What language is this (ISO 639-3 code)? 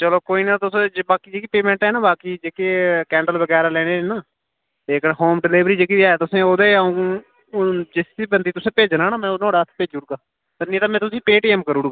doi